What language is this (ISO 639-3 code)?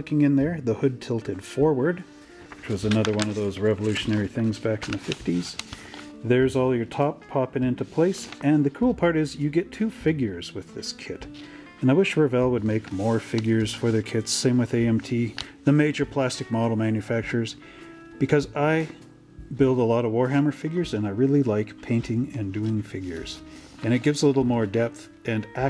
eng